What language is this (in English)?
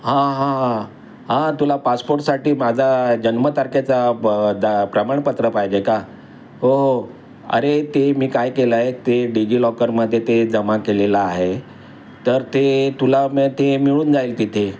Marathi